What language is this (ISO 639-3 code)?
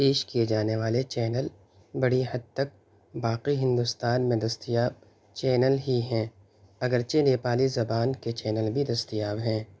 urd